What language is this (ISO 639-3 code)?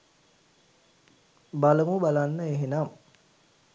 sin